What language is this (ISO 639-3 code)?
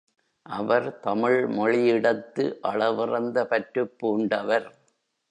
tam